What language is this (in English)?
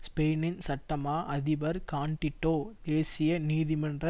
Tamil